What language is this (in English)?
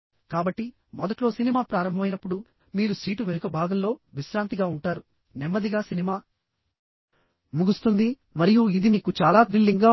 Telugu